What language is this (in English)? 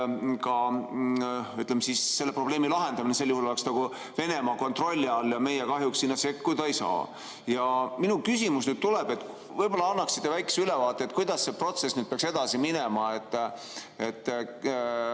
Estonian